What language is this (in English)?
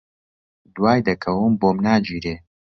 Central Kurdish